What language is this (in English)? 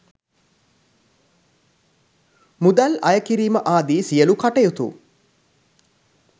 Sinhala